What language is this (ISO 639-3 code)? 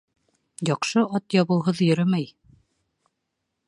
bak